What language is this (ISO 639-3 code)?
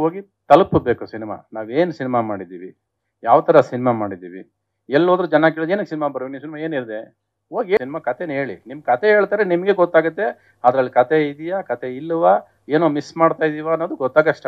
kor